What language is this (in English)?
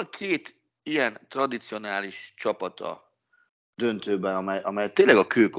Hungarian